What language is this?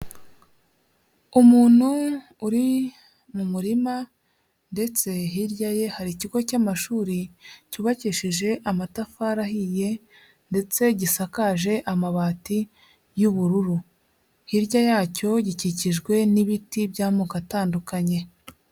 Kinyarwanda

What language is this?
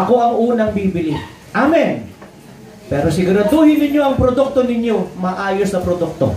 Filipino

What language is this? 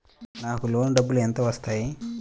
Telugu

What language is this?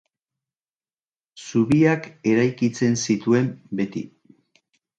Basque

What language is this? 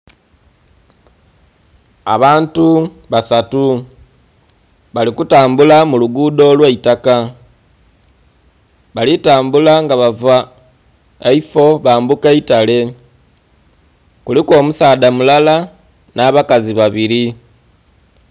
Soga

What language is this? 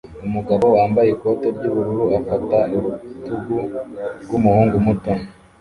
Kinyarwanda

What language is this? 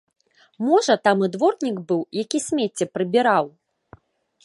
Belarusian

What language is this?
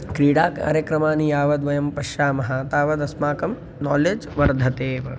Sanskrit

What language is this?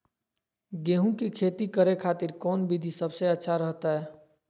Magahi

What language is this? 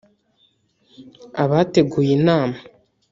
Kinyarwanda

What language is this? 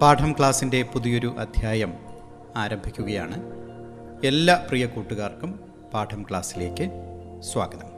Malayalam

